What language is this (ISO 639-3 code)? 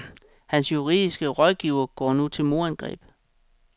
dan